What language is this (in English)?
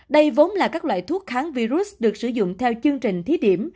Vietnamese